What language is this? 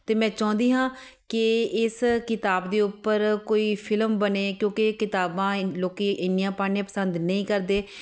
Punjabi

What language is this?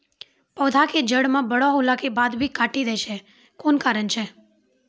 Maithili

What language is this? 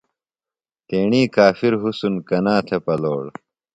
Phalura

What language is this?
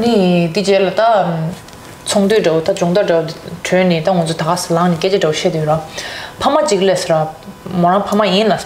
Korean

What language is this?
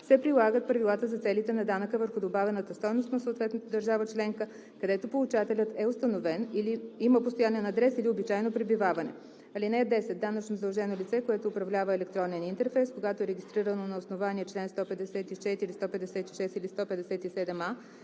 Bulgarian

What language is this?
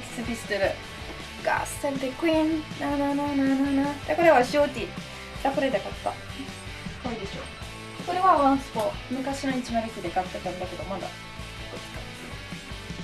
Japanese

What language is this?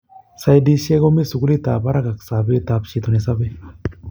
Kalenjin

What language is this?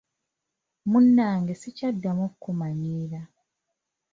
Ganda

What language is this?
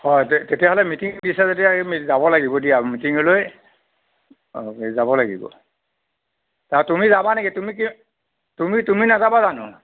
Assamese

